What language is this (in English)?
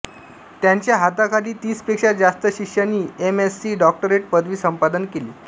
Marathi